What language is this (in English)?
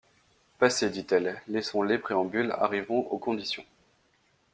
French